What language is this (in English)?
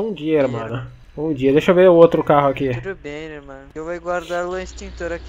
Portuguese